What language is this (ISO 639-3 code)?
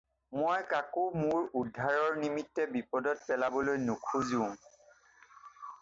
asm